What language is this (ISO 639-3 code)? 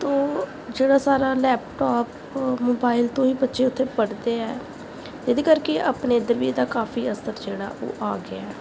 pan